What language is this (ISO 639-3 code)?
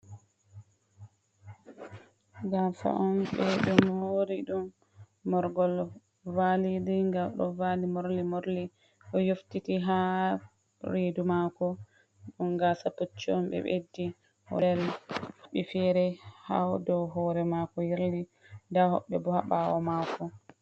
ful